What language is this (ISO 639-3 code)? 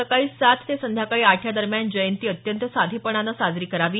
mar